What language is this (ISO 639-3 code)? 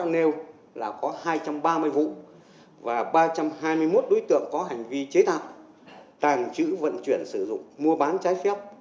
vie